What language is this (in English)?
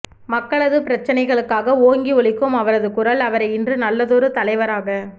Tamil